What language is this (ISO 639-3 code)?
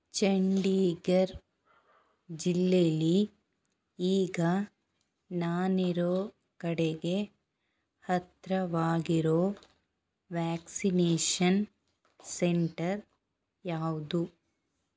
kan